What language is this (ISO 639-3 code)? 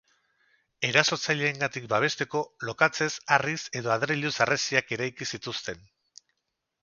eus